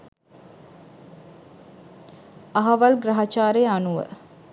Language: Sinhala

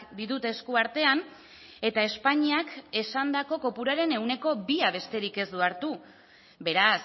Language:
Basque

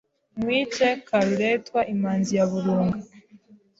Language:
Kinyarwanda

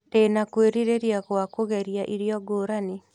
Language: Kikuyu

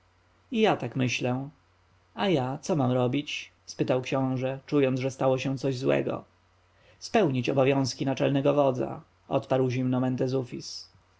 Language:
Polish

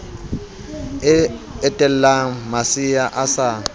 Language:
Southern Sotho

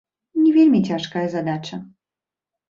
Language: Belarusian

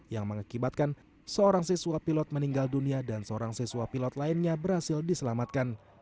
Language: Indonesian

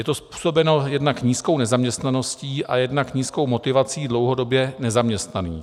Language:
Czech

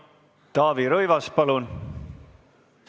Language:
Estonian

